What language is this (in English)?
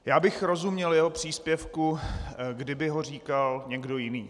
Czech